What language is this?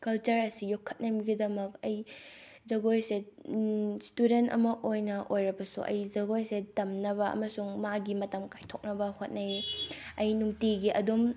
Manipuri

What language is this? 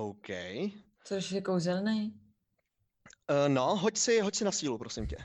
Czech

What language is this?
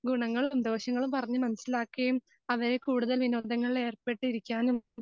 Malayalam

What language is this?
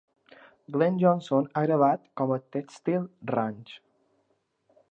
Catalan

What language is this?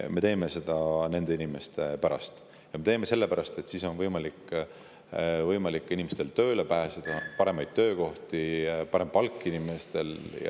Estonian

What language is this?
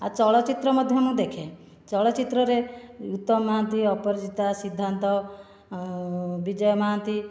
Odia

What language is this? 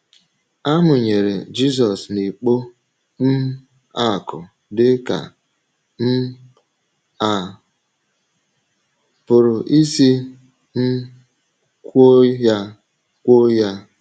Igbo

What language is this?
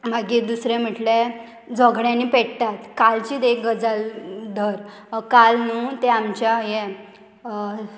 Konkani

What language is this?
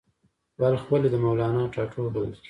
Pashto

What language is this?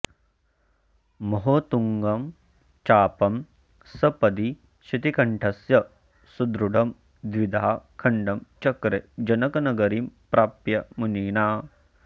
Sanskrit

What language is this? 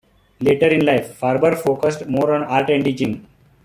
English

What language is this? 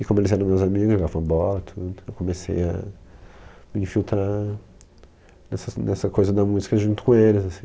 Portuguese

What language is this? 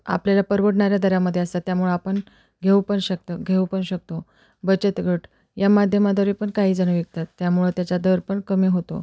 Marathi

